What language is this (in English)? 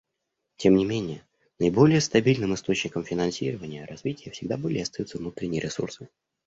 Russian